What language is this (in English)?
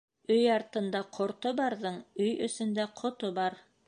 Bashkir